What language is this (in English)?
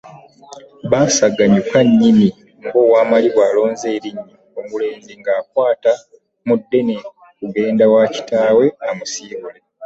Ganda